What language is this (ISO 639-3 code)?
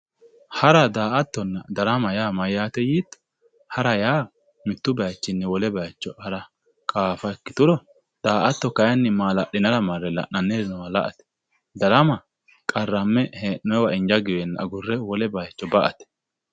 sid